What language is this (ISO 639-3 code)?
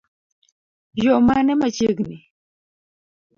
luo